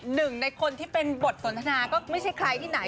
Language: Thai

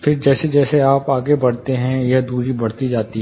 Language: Hindi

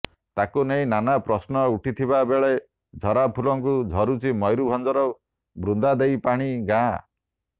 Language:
Odia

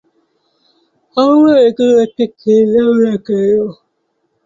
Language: Bangla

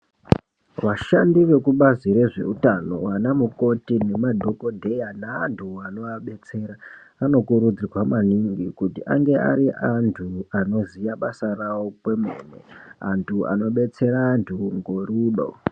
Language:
Ndau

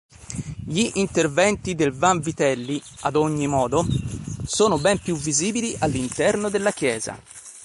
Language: Italian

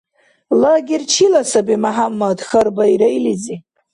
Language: Dargwa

